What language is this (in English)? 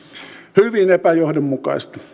Finnish